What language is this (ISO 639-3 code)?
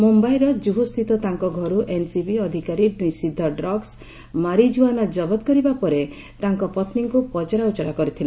ori